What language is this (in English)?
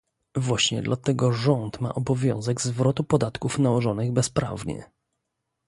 Polish